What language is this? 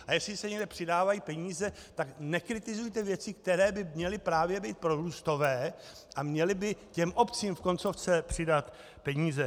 Czech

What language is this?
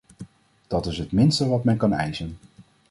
Dutch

